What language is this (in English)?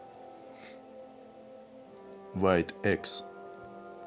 Russian